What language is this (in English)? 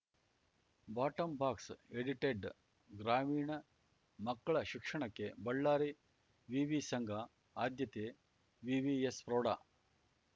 Kannada